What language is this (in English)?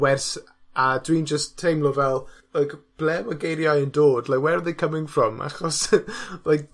Welsh